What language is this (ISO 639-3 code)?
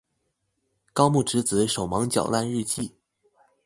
zho